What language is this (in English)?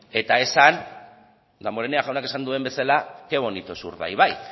Basque